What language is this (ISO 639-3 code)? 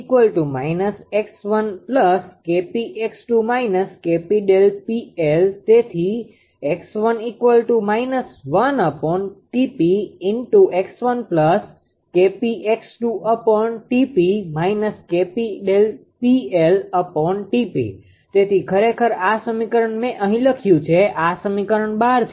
guj